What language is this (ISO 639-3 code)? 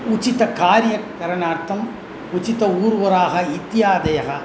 san